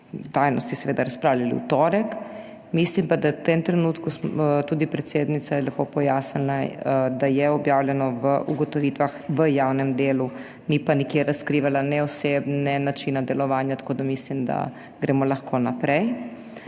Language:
Slovenian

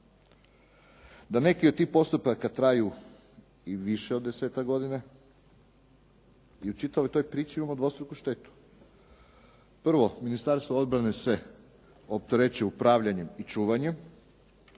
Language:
Croatian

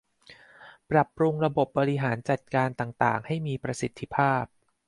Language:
Thai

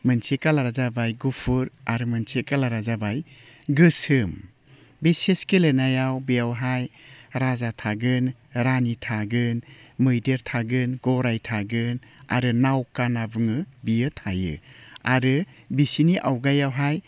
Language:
Bodo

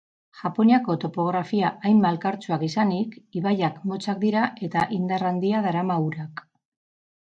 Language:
Basque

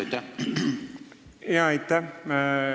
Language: Estonian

